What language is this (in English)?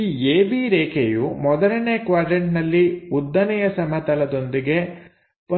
Kannada